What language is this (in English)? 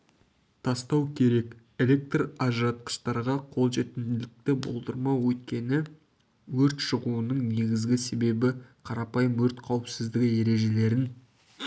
Kazakh